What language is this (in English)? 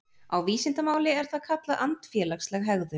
Icelandic